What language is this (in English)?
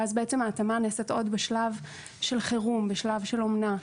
Hebrew